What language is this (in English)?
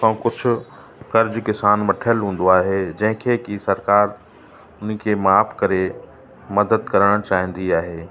Sindhi